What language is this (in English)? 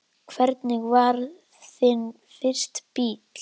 Icelandic